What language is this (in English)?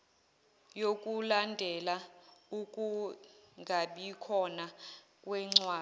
Zulu